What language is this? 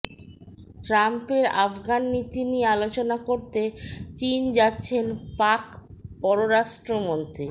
Bangla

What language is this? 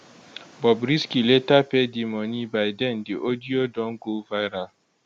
Nigerian Pidgin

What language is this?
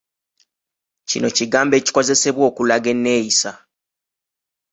Ganda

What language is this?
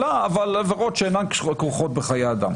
Hebrew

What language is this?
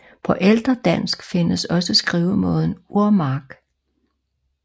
Danish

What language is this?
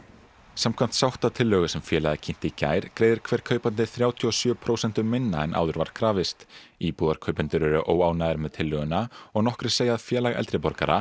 Icelandic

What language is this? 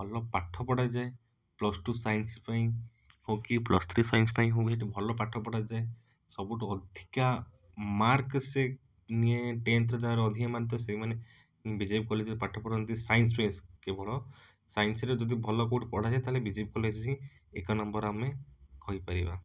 Odia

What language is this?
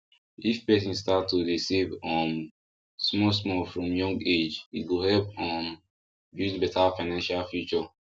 Nigerian Pidgin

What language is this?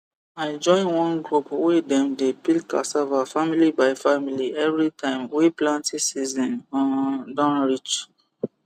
Nigerian Pidgin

